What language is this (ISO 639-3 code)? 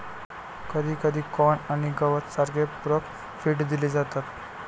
mar